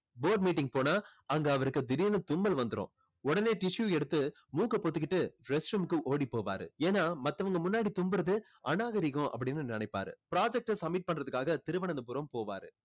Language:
Tamil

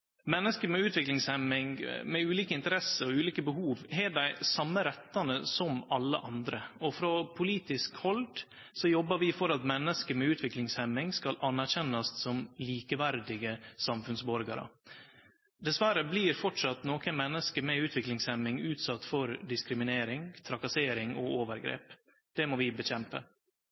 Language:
Norwegian Nynorsk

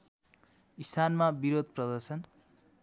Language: Nepali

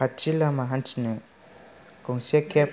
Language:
Bodo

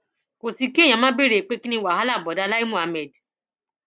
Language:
Yoruba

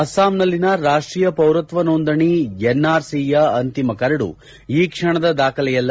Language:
Kannada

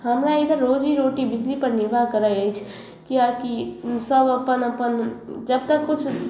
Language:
Maithili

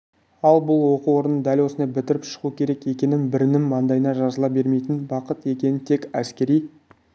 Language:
Kazakh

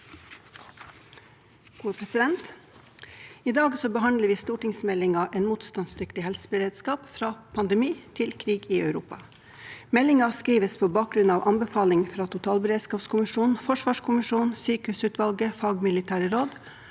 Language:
Norwegian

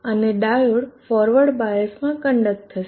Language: Gujarati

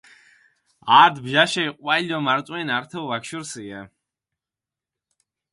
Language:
Mingrelian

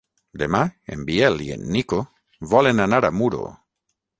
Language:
Catalan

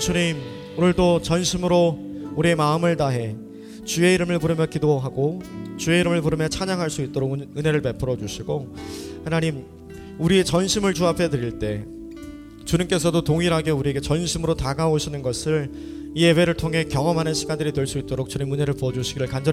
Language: Korean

